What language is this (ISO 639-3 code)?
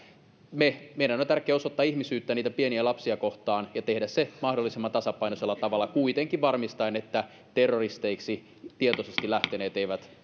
fin